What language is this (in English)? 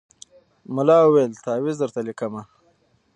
Pashto